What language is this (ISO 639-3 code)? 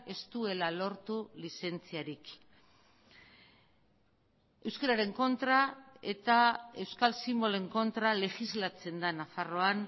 eus